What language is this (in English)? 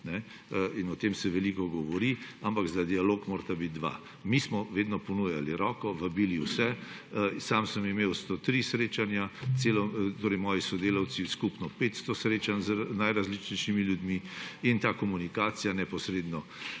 Slovenian